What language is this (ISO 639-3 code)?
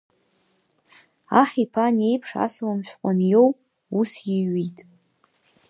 abk